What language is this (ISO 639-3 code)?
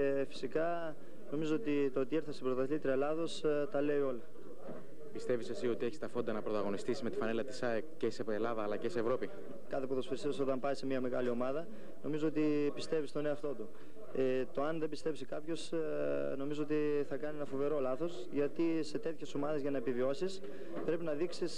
ell